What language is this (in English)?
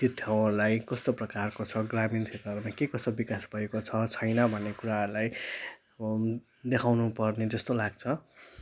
Nepali